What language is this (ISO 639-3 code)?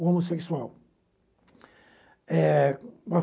por